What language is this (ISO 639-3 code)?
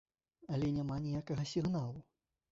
bel